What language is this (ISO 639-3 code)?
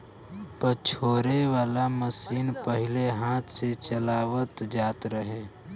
bho